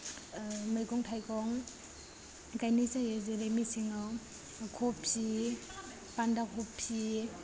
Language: Bodo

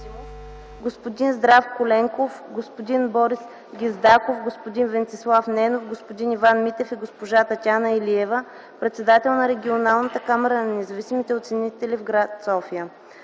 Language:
Bulgarian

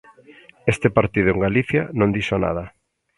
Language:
Galician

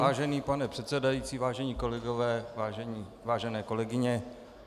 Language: Czech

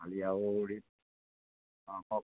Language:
Assamese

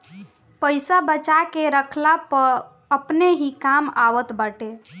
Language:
Bhojpuri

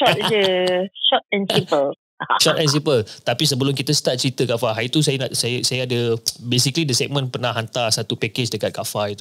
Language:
Malay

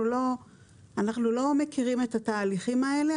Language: Hebrew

